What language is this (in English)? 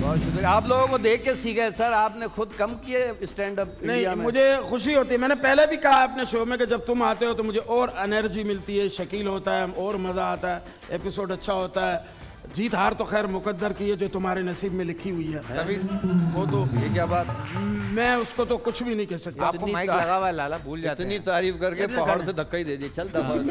Hindi